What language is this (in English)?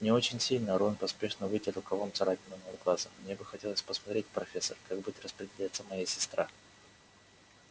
Russian